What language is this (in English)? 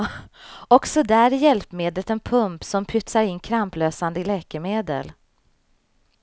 Swedish